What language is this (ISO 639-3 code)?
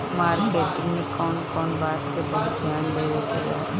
bho